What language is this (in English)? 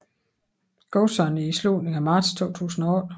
Danish